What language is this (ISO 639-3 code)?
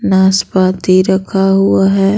hin